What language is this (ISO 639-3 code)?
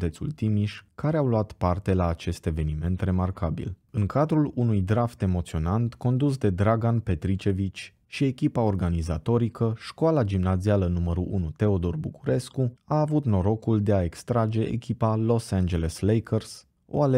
ron